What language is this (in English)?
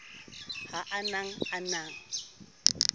Southern Sotho